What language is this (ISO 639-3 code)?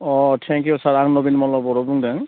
brx